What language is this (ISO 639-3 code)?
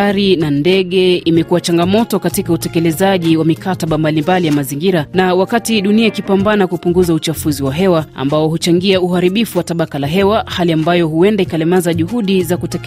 swa